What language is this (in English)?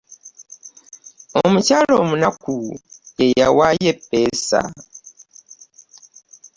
Ganda